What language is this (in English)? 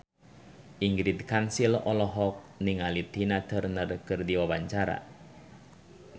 Sundanese